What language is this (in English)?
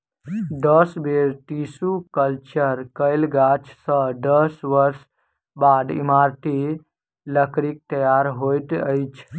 Maithili